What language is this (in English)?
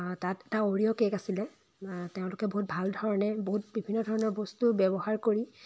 Assamese